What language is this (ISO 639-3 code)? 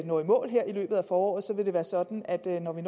dan